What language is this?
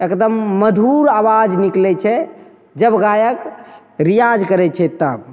Maithili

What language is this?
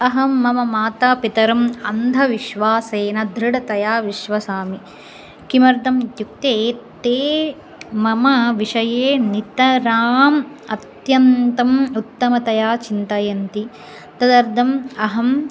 Sanskrit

